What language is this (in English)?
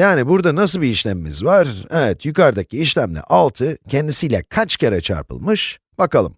Turkish